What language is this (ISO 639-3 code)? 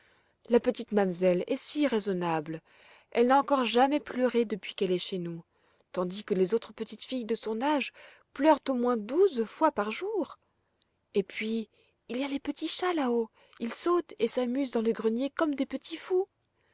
fra